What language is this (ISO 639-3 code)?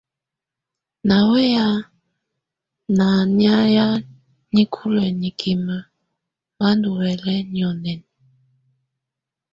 tvu